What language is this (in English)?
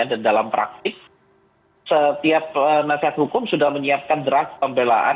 Indonesian